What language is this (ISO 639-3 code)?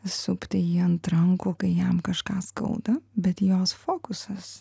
lit